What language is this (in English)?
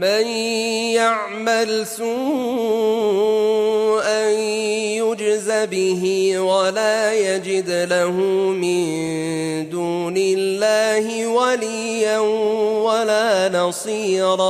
Arabic